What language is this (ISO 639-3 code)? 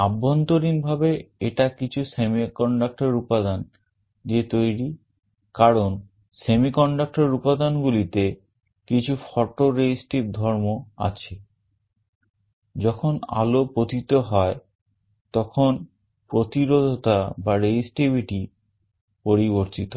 ben